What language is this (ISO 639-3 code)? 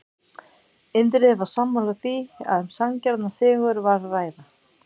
isl